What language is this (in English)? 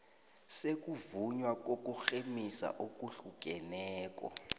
South Ndebele